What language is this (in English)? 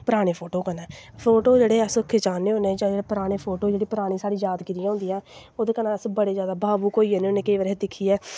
Dogri